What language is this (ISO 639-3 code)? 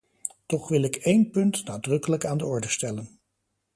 nld